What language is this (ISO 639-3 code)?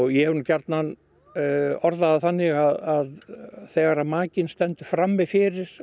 isl